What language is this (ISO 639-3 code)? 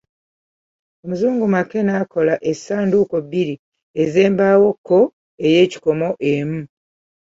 lug